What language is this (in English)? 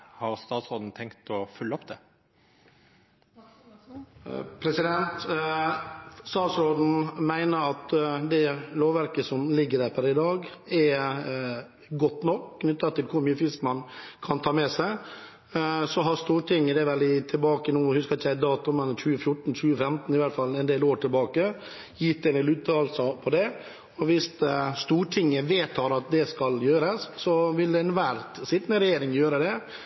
Norwegian